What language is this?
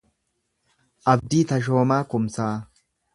Oromo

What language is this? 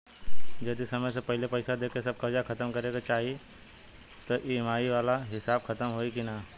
Bhojpuri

